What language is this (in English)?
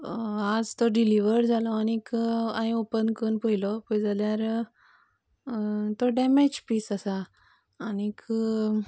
Konkani